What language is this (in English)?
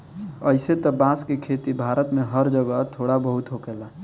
Bhojpuri